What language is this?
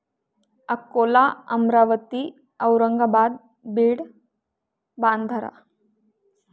Marathi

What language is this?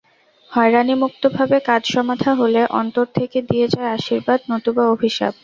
Bangla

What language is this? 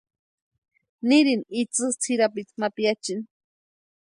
Western Highland Purepecha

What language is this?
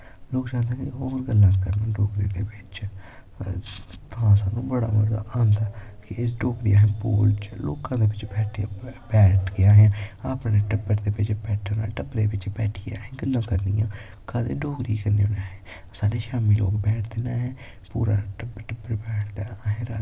Dogri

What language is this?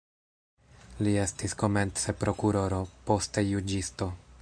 Esperanto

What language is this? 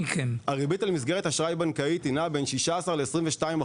Hebrew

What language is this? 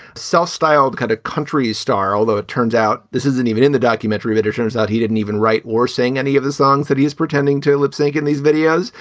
English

